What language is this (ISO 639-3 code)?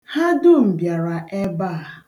ibo